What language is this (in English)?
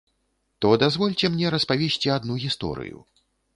Belarusian